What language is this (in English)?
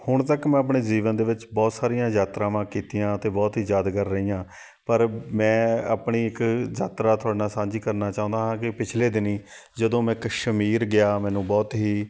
Punjabi